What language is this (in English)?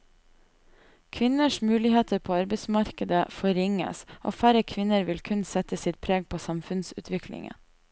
Norwegian